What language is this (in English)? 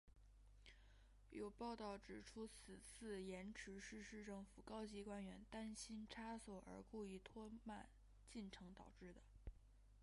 Chinese